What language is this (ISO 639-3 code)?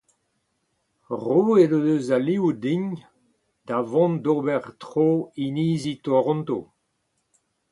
bre